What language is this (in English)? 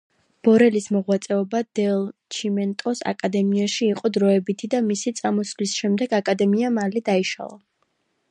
Georgian